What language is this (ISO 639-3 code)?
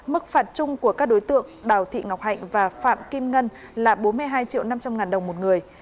vie